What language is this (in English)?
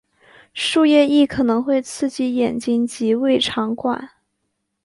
Chinese